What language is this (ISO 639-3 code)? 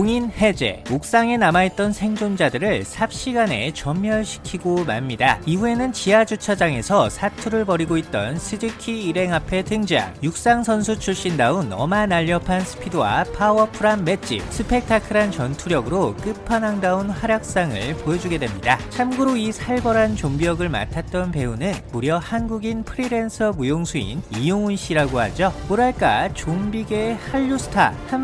kor